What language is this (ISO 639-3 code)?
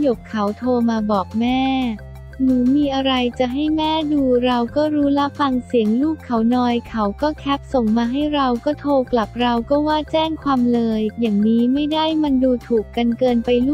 tha